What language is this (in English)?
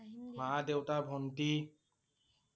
Assamese